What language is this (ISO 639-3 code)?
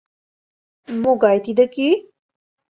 chm